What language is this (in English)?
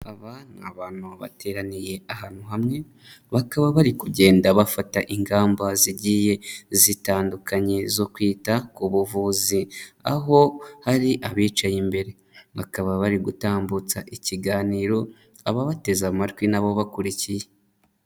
Kinyarwanda